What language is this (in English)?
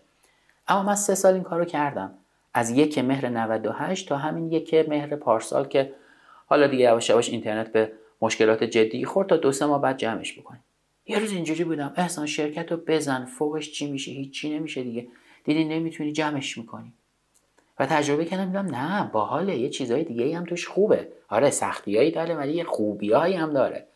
Persian